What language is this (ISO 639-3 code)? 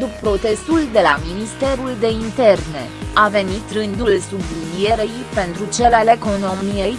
ron